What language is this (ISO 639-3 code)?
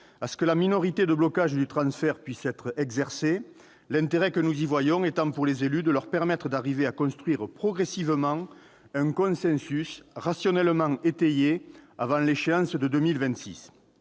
fra